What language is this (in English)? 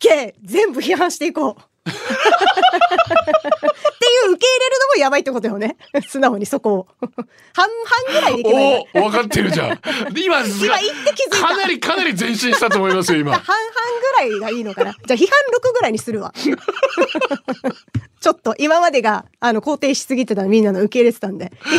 Japanese